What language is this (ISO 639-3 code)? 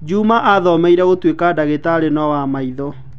kik